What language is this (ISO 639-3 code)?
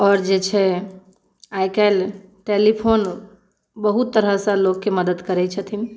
mai